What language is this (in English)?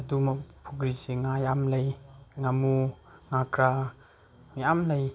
Manipuri